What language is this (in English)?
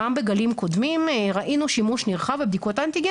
Hebrew